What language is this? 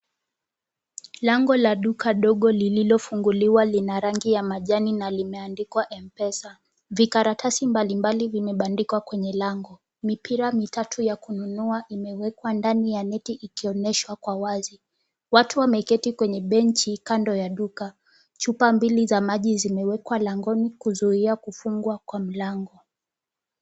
Swahili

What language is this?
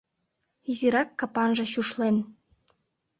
Mari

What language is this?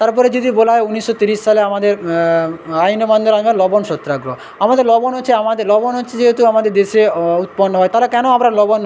Bangla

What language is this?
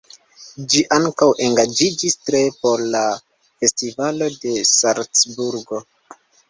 Esperanto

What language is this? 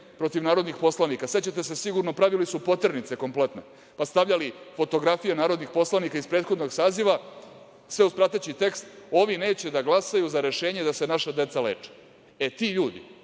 Serbian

